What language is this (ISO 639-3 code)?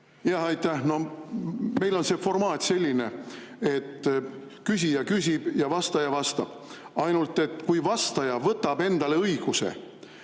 est